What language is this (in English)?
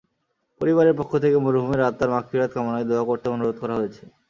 Bangla